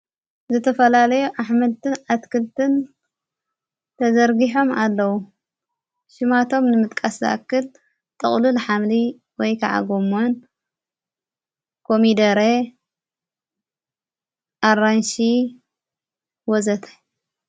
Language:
Tigrinya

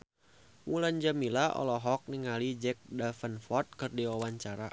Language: Sundanese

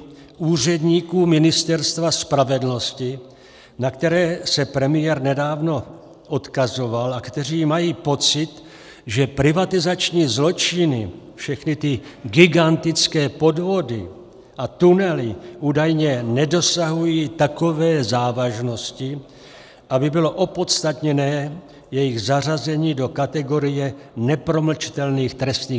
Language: Czech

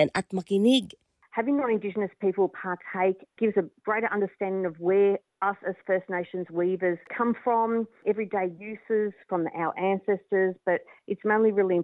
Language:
Filipino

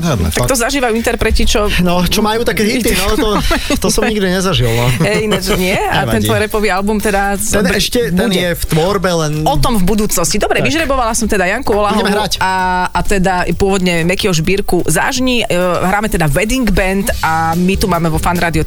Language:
Slovak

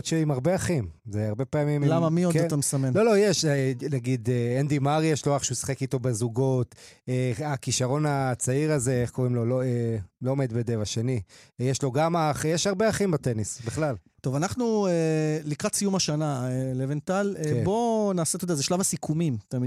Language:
Hebrew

